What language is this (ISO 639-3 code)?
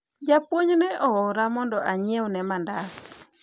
luo